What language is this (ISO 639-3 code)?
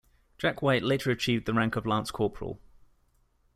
eng